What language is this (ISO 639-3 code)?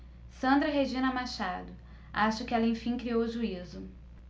por